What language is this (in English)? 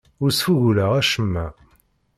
Kabyle